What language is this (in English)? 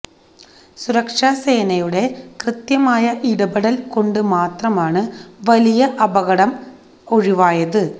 Malayalam